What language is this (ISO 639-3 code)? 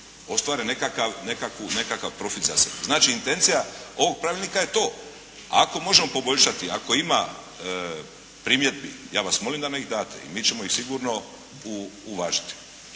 hrv